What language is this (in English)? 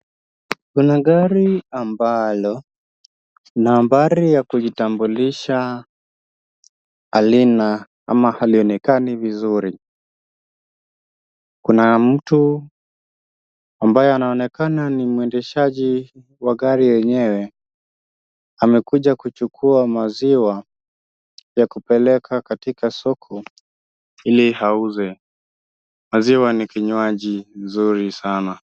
Swahili